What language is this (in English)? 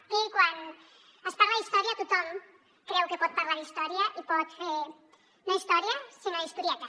Catalan